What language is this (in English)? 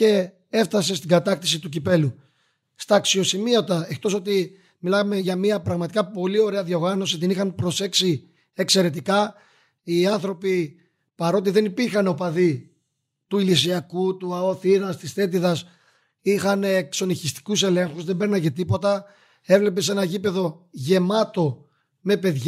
Greek